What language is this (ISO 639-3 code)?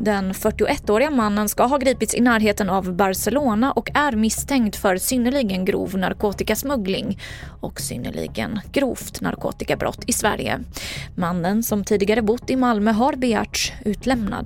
swe